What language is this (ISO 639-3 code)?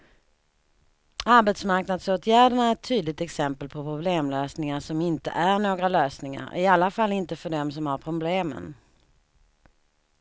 swe